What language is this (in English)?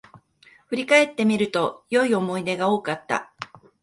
Japanese